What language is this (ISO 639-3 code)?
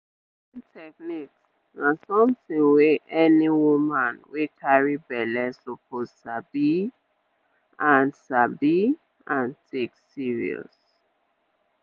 pcm